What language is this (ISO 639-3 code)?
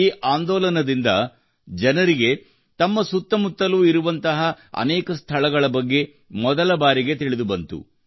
kan